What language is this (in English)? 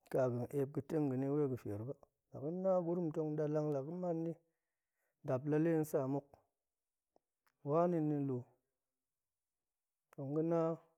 Goemai